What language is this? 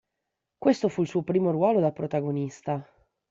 Italian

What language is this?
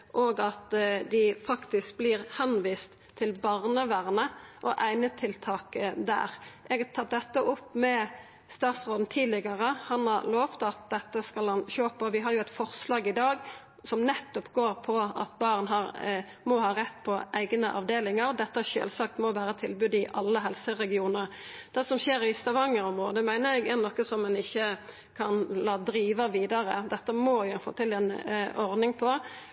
Norwegian Nynorsk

